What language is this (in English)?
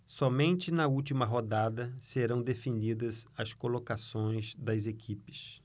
Portuguese